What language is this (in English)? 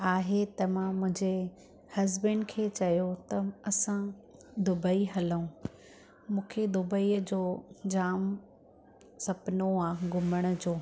Sindhi